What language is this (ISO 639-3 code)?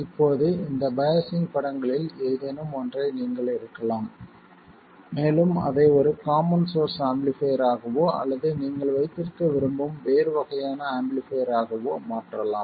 tam